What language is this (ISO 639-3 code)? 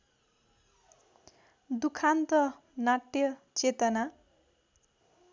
nep